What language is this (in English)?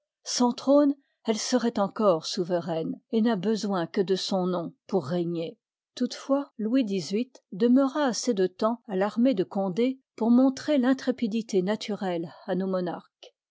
French